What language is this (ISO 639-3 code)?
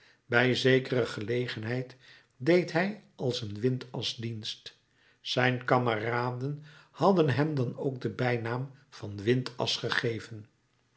nld